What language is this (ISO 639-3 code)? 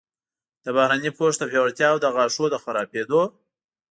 pus